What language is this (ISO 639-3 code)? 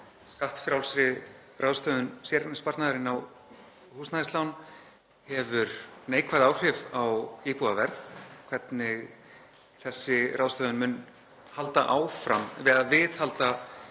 isl